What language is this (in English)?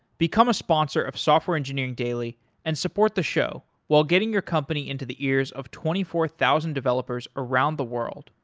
English